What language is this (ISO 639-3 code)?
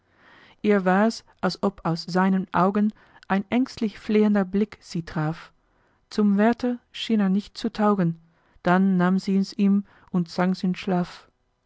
deu